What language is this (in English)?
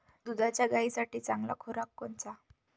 Marathi